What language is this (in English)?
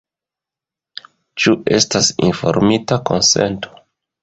Esperanto